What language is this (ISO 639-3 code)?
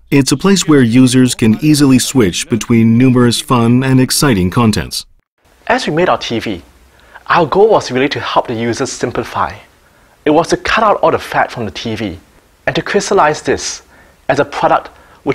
eng